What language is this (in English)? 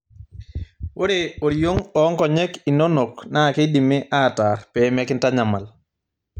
Masai